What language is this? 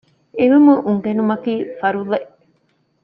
Divehi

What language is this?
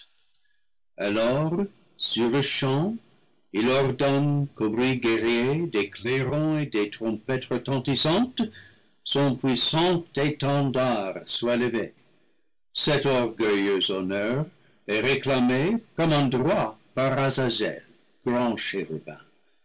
French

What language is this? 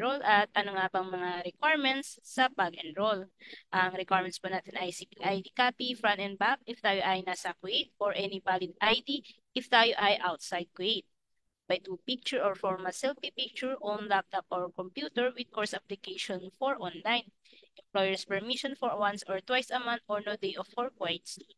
Filipino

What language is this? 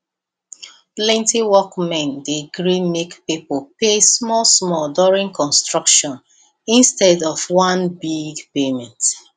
Nigerian Pidgin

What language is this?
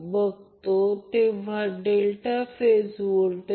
Marathi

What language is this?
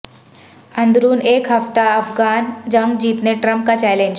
Urdu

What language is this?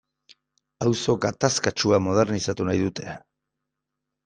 Basque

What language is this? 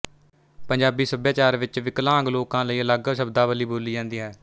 Punjabi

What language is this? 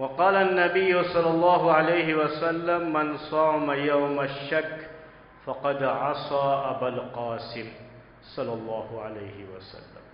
Arabic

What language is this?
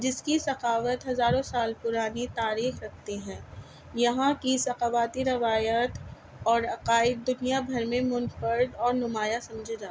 Urdu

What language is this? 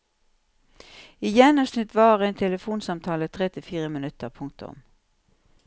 Norwegian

